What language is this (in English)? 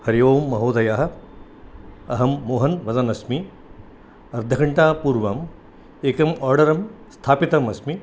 Sanskrit